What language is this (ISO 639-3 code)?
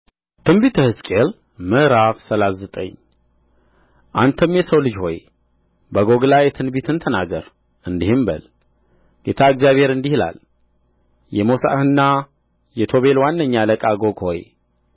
amh